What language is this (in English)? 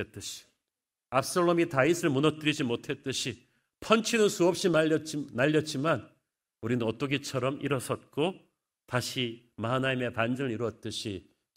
Korean